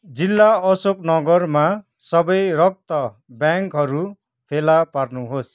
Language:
Nepali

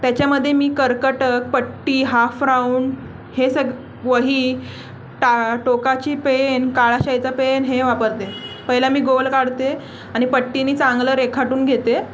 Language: Marathi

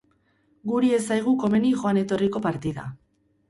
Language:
Basque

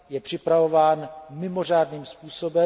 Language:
Czech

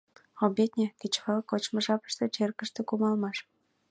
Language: Mari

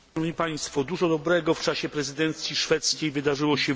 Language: Polish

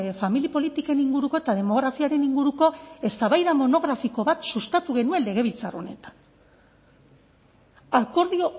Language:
Basque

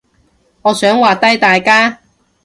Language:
Cantonese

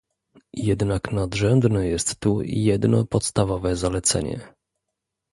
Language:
Polish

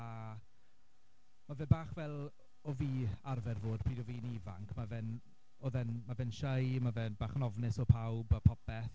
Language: Welsh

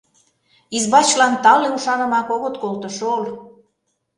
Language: Mari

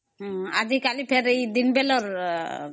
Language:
Odia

